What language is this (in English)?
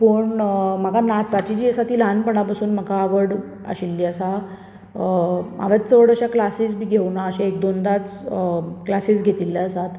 Konkani